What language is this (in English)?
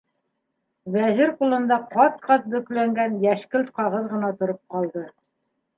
Bashkir